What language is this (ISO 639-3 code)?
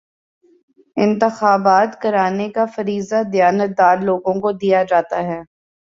urd